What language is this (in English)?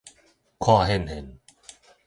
Min Nan Chinese